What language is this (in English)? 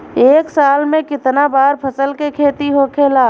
Bhojpuri